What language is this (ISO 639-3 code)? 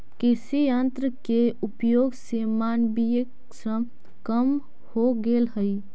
mag